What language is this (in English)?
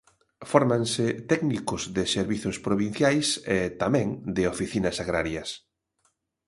Galician